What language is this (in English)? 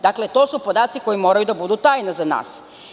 Serbian